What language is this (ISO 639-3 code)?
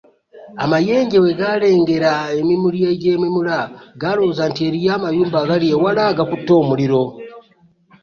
lug